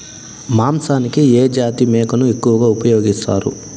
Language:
Telugu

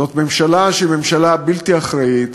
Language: Hebrew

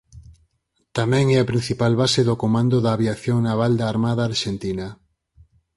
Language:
Galician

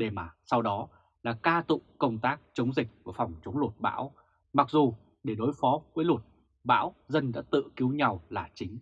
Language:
Vietnamese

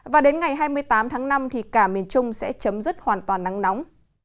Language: Vietnamese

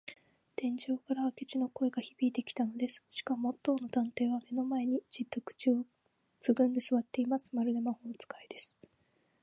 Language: Japanese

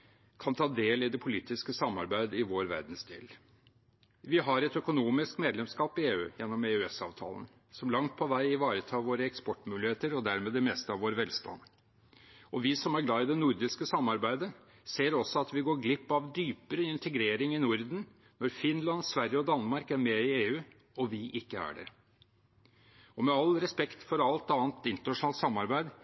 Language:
Norwegian Bokmål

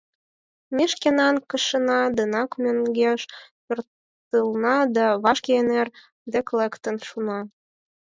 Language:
Mari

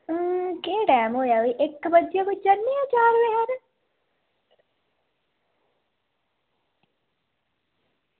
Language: Dogri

